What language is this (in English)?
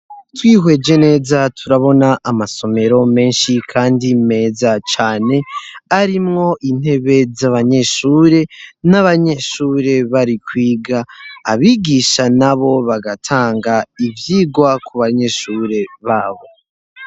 Rundi